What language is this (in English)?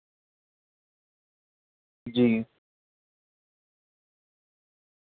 Urdu